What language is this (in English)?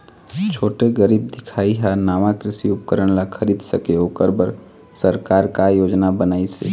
Chhattisgarhi